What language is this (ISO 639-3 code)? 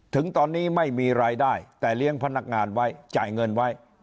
tha